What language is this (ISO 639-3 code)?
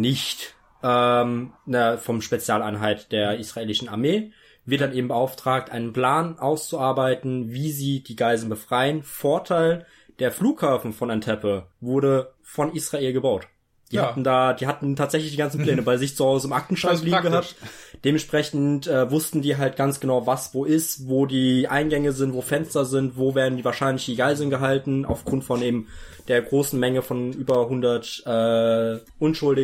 deu